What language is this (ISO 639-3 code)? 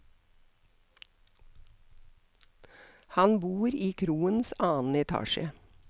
nor